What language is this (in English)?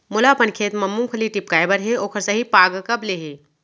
Chhattisgarhi